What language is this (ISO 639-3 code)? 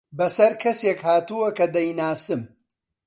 ckb